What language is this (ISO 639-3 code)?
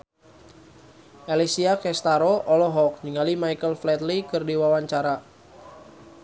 sun